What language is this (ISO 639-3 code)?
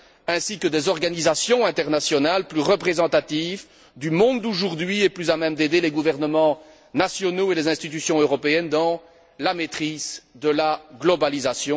fra